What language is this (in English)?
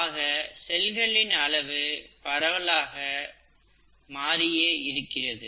Tamil